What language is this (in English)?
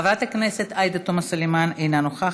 Hebrew